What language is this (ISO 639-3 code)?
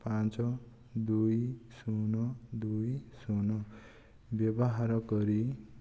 ori